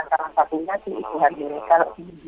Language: Indonesian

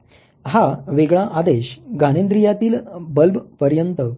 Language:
Marathi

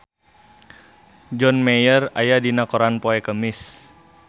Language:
Sundanese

